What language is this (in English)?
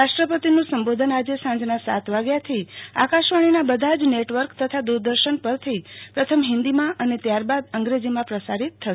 Gujarati